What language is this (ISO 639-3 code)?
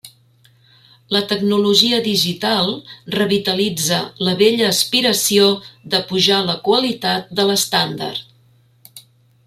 cat